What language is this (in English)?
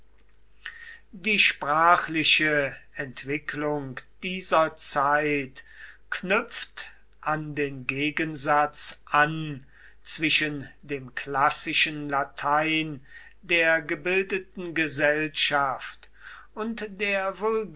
German